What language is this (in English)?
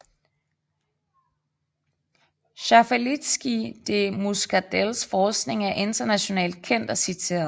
Danish